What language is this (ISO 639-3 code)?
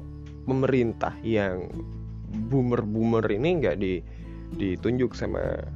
ind